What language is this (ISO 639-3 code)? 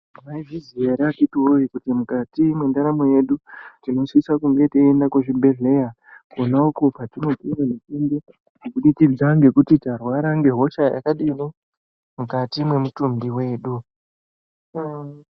ndc